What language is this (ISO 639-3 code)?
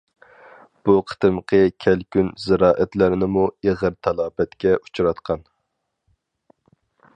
uig